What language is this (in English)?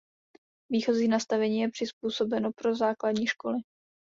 Czech